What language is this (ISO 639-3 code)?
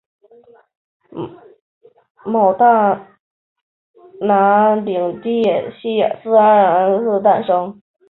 zho